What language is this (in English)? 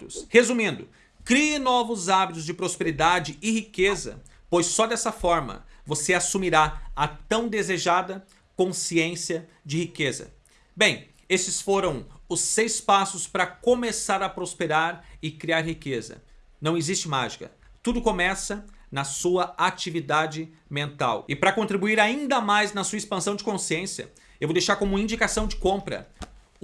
Portuguese